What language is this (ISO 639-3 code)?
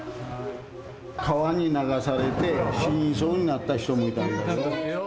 jpn